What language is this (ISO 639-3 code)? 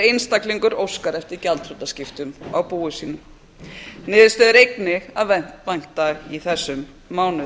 isl